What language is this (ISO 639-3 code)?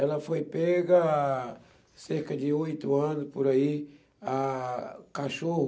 por